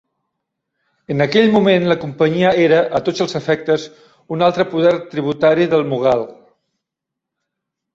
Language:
Catalan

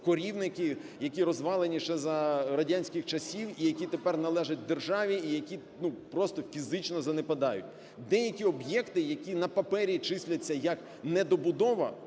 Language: Ukrainian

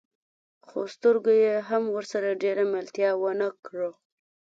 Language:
Pashto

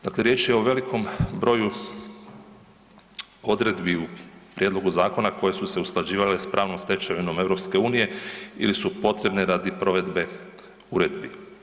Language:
Croatian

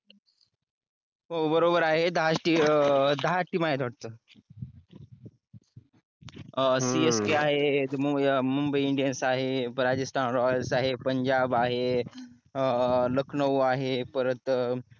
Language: Marathi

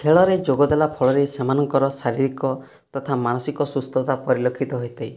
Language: Odia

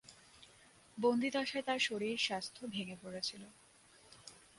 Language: Bangla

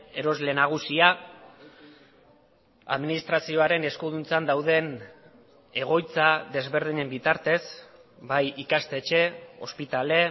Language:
Basque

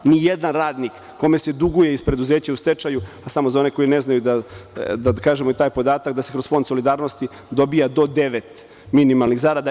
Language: Serbian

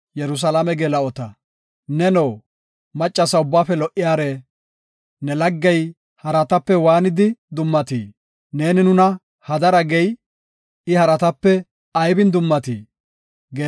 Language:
Gofa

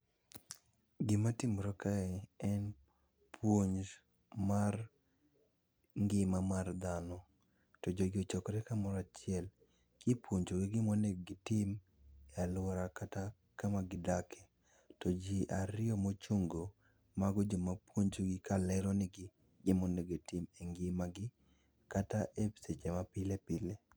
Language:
Luo (Kenya and Tanzania)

